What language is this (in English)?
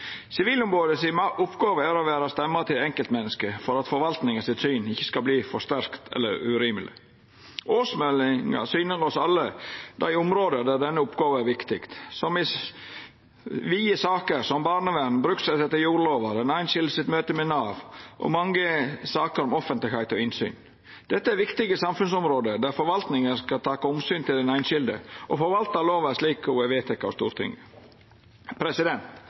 Norwegian Nynorsk